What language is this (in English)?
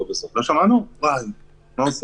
Hebrew